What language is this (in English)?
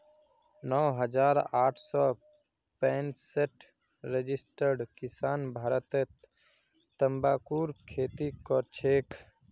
Magahi